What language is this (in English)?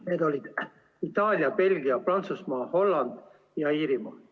Estonian